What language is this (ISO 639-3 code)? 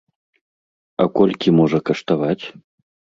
bel